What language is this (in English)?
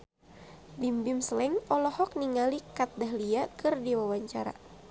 Sundanese